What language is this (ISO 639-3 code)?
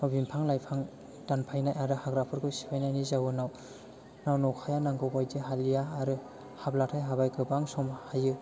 brx